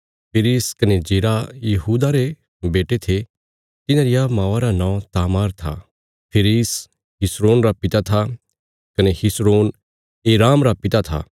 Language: Bilaspuri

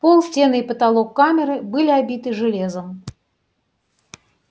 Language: Russian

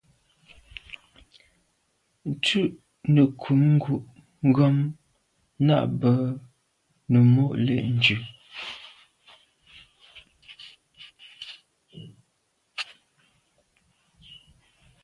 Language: Medumba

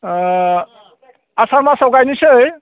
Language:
Bodo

